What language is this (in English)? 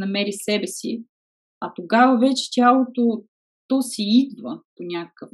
Bulgarian